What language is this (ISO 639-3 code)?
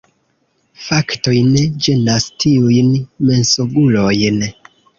epo